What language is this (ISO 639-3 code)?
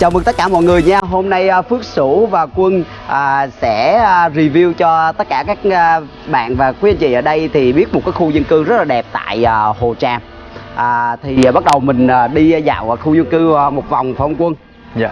vie